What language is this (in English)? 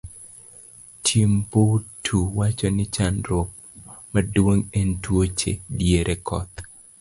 Luo (Kenya and Tanzania)